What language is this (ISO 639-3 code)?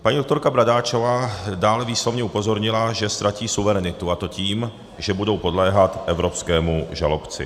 ces